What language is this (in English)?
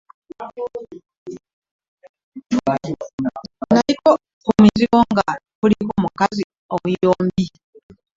Ganda